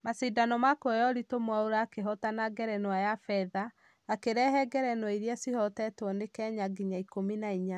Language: Kikuyu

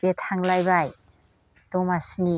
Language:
Bodo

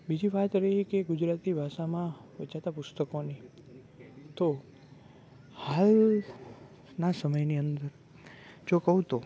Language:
Gujarati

